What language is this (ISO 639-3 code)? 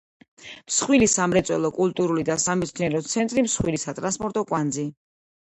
kat